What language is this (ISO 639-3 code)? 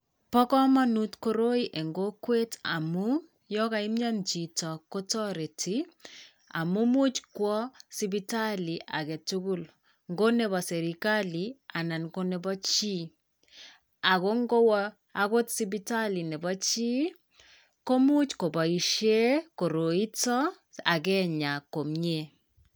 kln